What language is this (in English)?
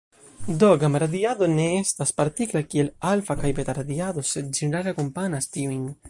Esperanto